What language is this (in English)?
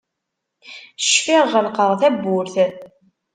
Kabyle